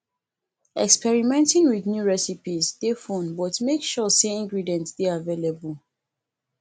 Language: Nigerian Pidgin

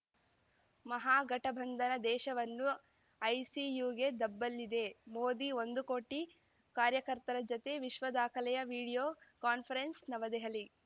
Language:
Kannada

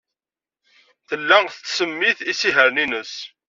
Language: Kabyle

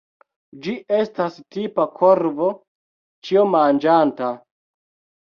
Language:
Esperanto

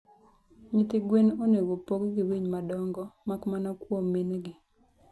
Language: Luo (Kenya and Tanzania)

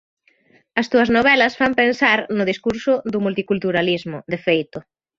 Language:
Galician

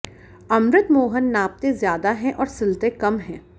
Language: Hindi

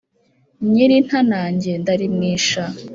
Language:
Kinyarwanda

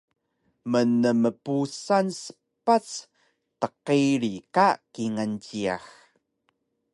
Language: Taroko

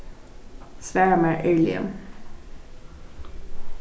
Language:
Faroese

